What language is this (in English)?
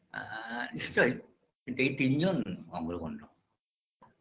Bangla